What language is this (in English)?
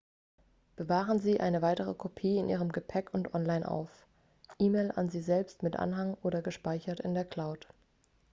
German